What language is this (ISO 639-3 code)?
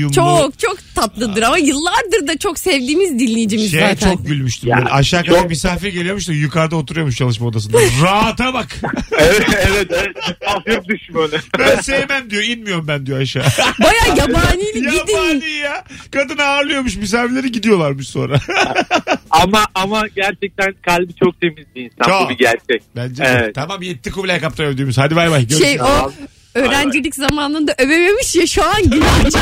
tur